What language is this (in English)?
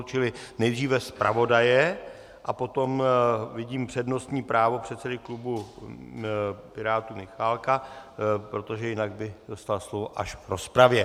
Czech